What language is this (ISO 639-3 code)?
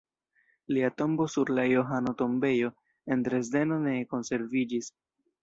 epo